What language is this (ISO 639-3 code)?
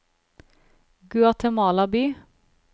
nor